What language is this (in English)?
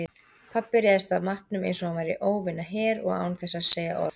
Icelandic